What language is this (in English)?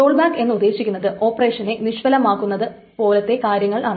Malayalam